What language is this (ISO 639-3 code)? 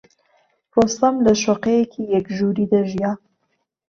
ckb